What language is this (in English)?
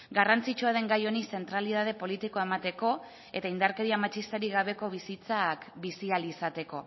Basque